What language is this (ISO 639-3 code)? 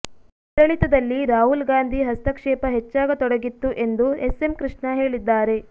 kan